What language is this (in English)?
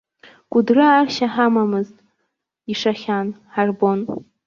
Abkhazian